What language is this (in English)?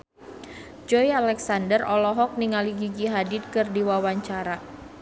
Sundanese